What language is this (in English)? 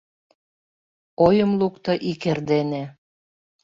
Mari